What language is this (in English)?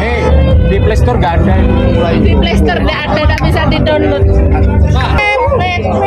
Indonesian